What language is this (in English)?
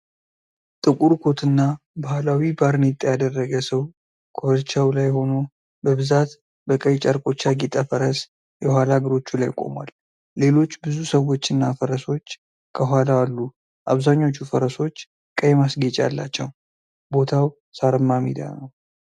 Amharic